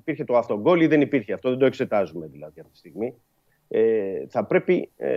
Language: Greek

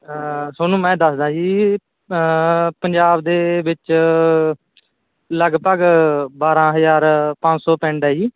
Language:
Punjabi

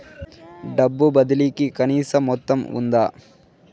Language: Telugu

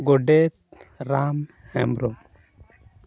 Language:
Santali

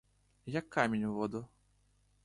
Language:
Ukrainian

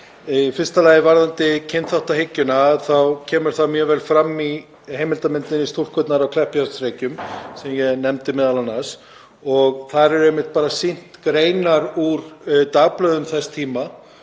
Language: Icelandic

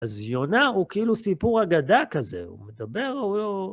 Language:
Hebrew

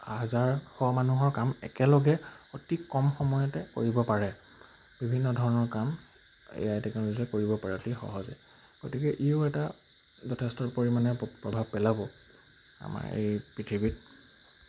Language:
Assamese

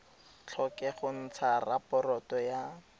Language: Tswana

